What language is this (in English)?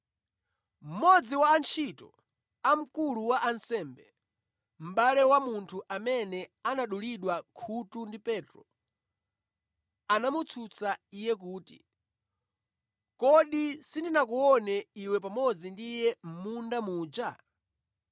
Nyanja